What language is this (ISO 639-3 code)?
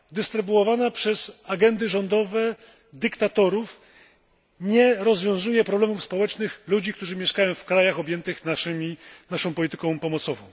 pol